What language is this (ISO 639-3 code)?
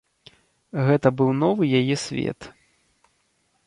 bel